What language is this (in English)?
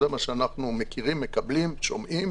Hebrew